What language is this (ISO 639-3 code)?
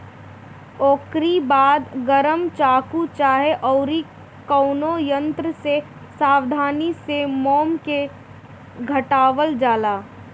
bho